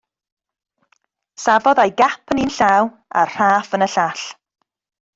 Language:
Welsh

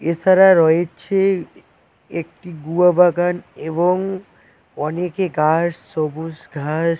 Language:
Bangla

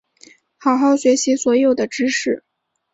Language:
Chinese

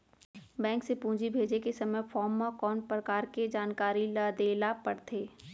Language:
Chhattisgarhi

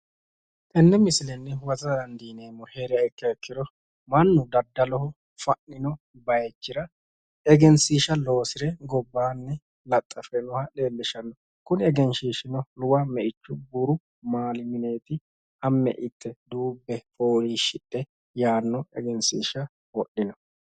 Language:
Sidamo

